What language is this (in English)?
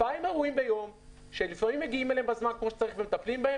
Hebrew